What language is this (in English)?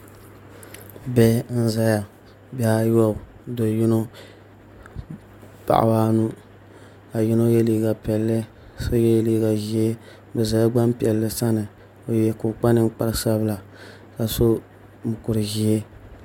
Dagbani